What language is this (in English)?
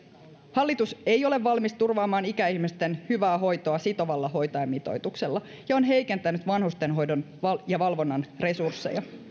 Finnish